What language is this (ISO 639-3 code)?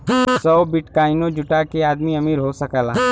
bho